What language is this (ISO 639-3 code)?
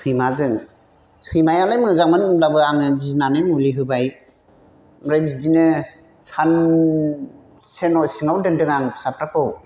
brx